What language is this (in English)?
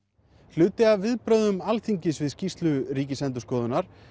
Icelandic